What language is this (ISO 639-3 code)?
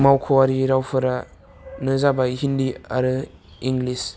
brx